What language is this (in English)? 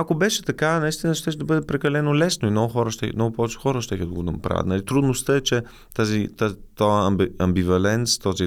Bulgarian